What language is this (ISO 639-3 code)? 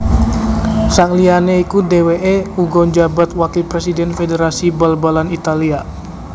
jav